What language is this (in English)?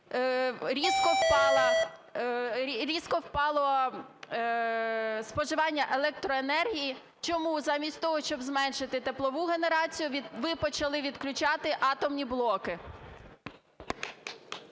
Ukrainian